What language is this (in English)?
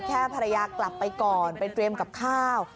Thai